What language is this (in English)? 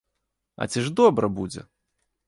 Belarusian